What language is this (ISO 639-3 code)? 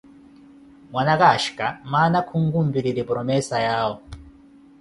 eko